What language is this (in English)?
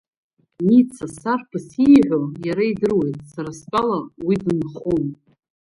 Abkhazian